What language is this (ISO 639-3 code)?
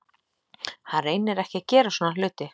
isl